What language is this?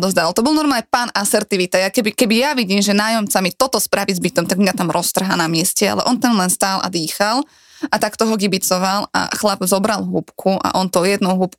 Slovak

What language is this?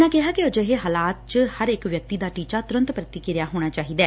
Punjabi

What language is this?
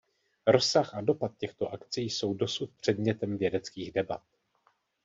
Czech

